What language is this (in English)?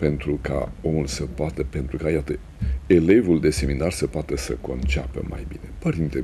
Romanian